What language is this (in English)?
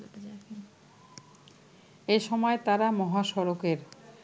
Bangla